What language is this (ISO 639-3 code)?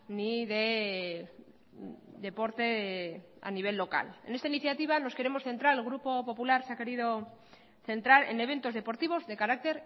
spa